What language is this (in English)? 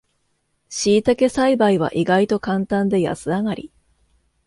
Japanese